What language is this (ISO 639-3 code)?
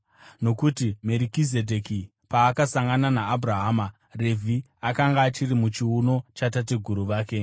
sna